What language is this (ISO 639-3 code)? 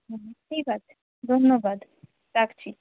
ben